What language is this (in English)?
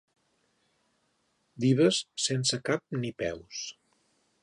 Catalan